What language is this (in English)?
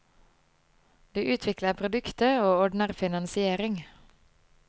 Norwegian